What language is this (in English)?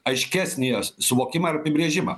Lithuanian